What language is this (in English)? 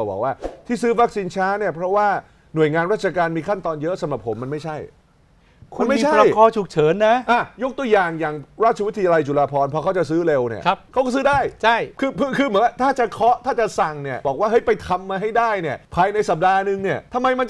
Thai